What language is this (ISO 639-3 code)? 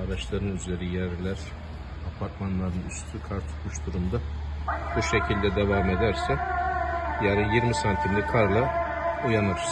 tur